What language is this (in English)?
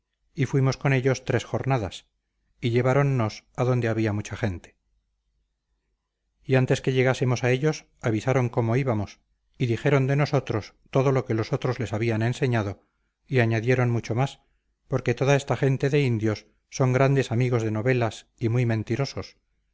Spanish